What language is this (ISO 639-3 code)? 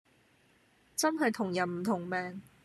yue